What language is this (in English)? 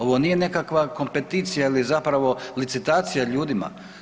Croatian